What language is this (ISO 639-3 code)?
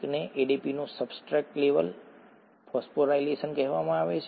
guj